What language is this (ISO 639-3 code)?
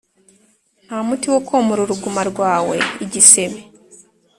kin